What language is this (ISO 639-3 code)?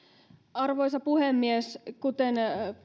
fin